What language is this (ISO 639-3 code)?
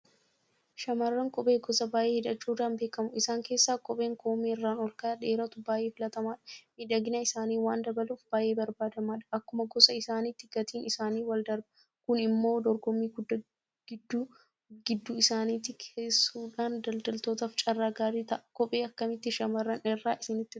orm